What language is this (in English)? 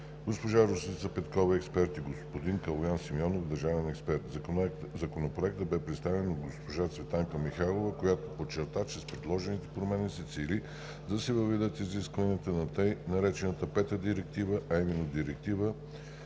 Bulgarian